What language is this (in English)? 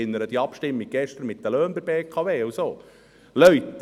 Swiss German